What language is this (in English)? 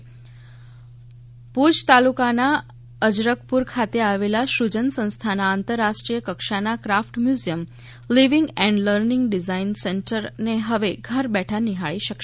Gujarati